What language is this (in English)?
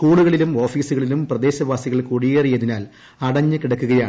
Malayalam